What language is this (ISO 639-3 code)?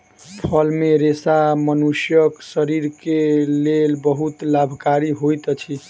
mai